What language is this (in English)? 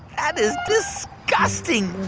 English